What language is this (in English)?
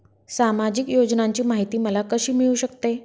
Marathi